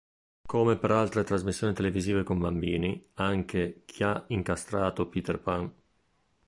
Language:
Italian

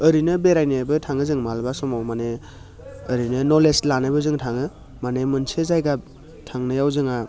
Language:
Bodo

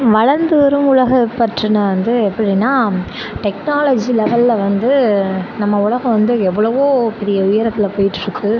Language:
Tamil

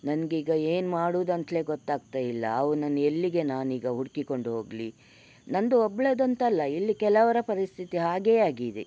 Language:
Kannada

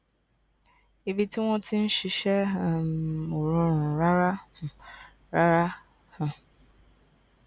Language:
Yoruba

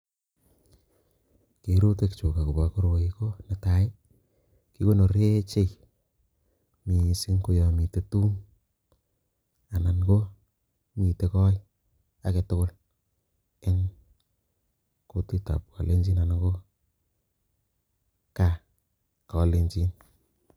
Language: Kalenjin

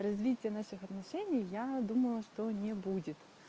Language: Russian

